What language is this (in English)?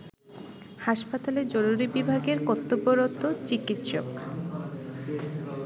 Bangla